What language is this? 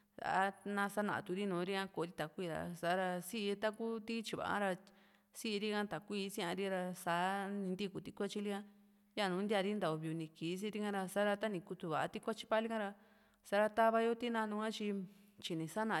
Juxtlahuaca Mixtec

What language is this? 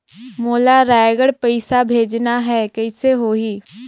Chhattisgarhi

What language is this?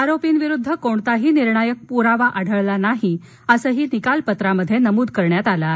Marathi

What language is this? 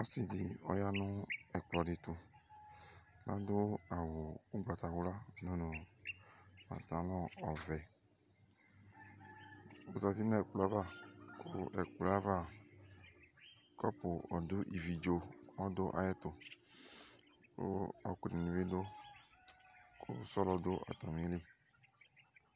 Ikposo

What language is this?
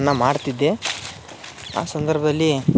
Kannada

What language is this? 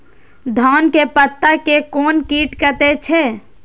Maithili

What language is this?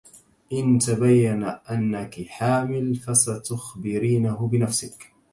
Arabic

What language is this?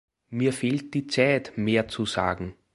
German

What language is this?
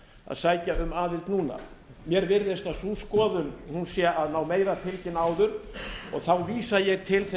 Icelandic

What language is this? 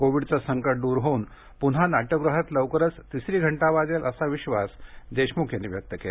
Marathi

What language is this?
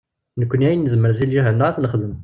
Kabyle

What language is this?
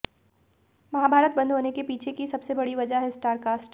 Hindi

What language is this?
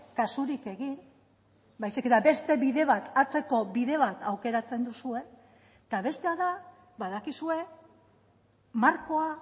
Basque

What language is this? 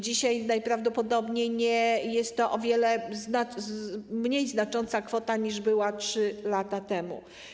Polish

